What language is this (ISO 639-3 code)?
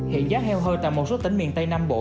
vie